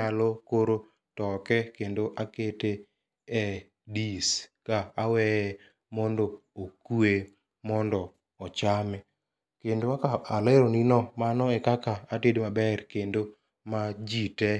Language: Luo (Kenya and Tanzania)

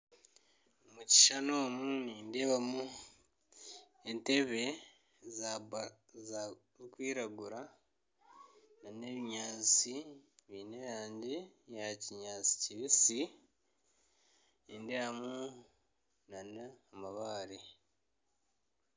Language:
Nyankole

